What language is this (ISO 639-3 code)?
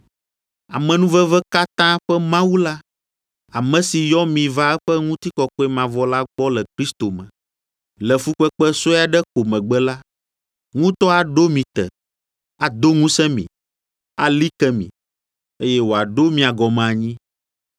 ewe